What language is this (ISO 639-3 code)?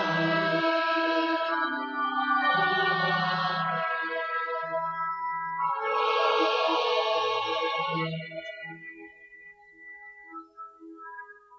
slk